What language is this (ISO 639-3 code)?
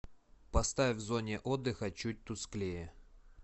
rus